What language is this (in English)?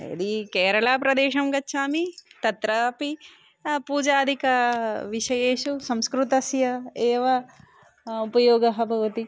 Sanskrit